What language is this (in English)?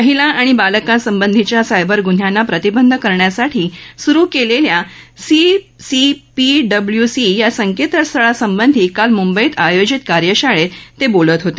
Marathi